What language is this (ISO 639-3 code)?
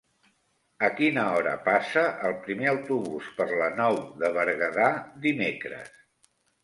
cat